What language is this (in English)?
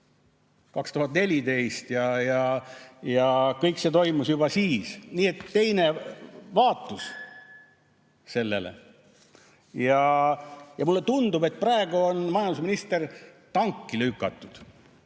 Estonian